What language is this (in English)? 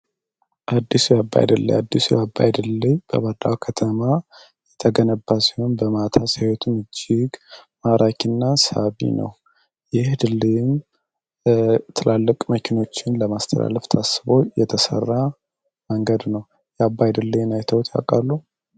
Amharic